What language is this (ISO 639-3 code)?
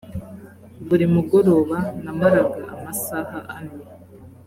kin